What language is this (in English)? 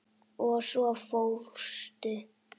Icelandic